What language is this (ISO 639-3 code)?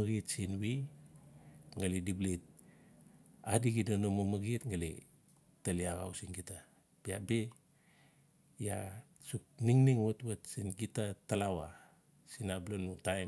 ncf